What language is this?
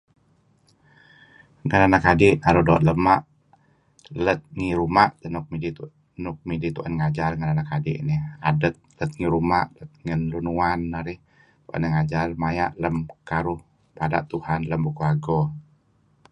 Kelabit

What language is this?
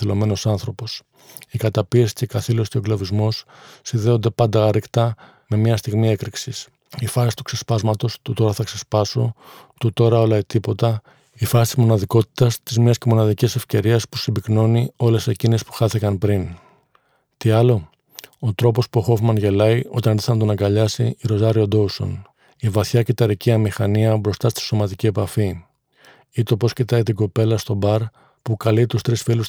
Greek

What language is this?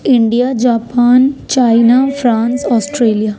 Urdu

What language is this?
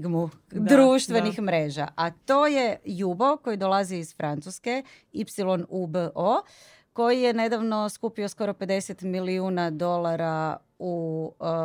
Croatian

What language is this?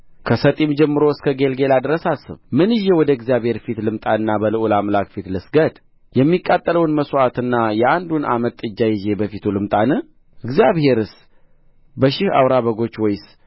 Amharic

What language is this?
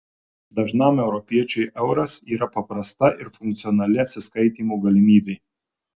Lithuanian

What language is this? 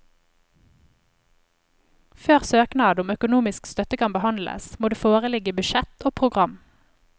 Norwegian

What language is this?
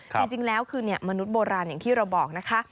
Thai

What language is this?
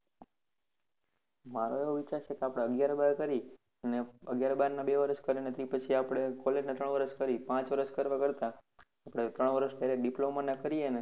Gujarati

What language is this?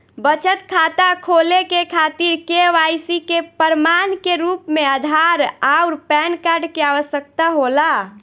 Bhojpuri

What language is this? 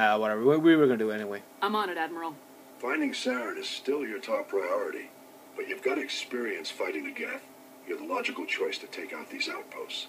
English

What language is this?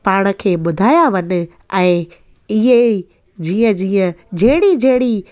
Sindhi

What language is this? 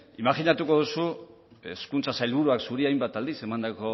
Basque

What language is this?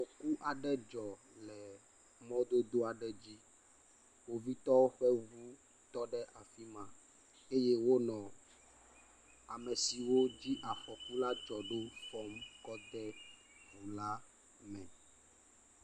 Ewe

